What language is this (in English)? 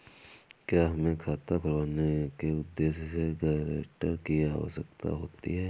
Hindi